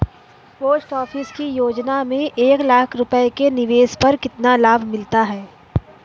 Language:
Hindi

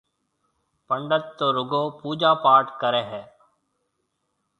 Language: Marwari (Pakistan)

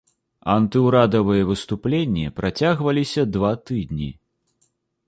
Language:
Belarusian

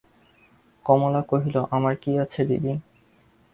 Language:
Bangla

